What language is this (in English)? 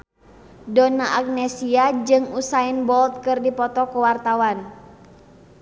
Sundanese